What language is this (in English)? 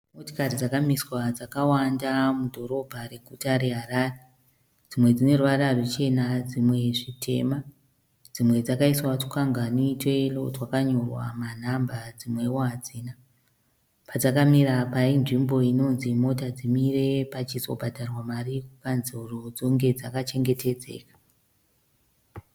Shona